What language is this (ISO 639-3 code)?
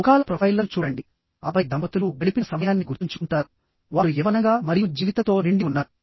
tel